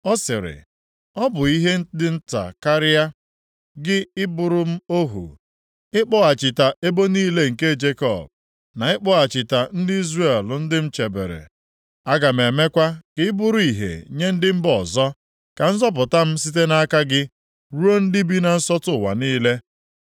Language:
Igbo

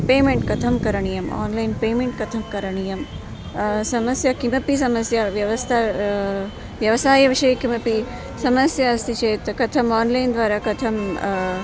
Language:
Sanskrit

